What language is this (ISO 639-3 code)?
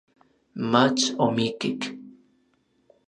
nlv